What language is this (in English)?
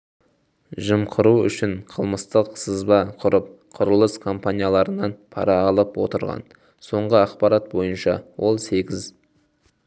Kazakh